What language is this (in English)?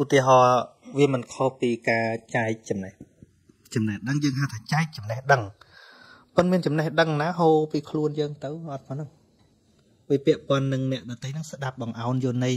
Vietnamese